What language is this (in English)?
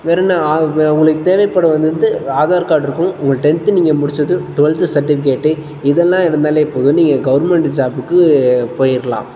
Tamil